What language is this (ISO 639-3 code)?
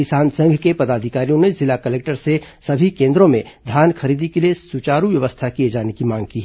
hin